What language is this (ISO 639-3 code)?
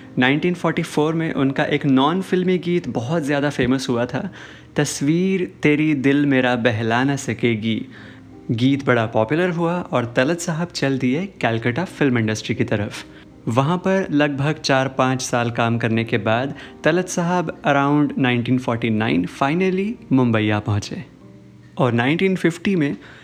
hin